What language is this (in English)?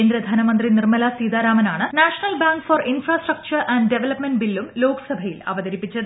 Malayalam